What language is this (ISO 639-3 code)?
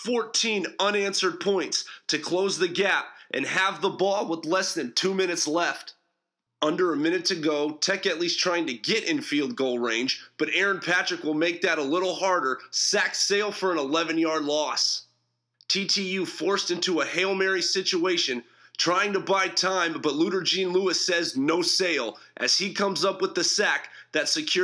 eng